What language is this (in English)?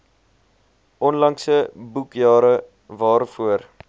Afrikaans